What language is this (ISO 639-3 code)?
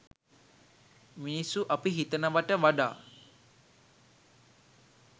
sin